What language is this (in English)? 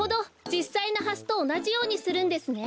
Japanese